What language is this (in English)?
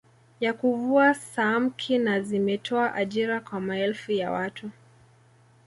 Swahili